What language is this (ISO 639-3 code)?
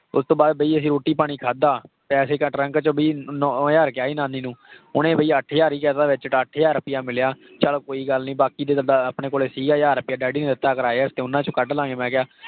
pan